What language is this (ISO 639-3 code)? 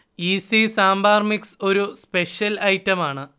mal